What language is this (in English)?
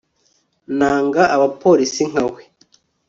Kinyarwanda